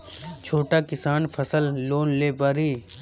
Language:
Bhojpuri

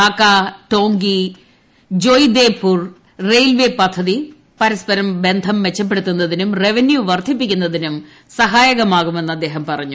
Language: Malayalam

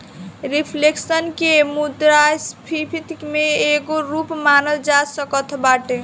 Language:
Bhojpuri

